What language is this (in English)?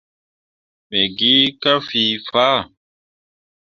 Mundang